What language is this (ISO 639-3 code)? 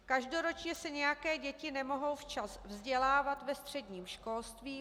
ces